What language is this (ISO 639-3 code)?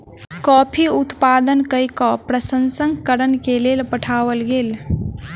mai